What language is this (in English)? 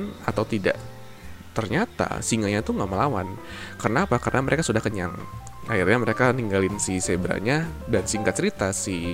Indonesian